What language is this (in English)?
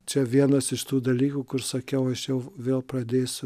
Lithuanian